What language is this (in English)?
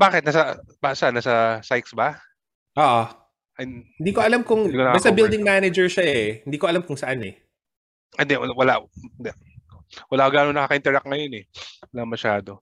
Filipino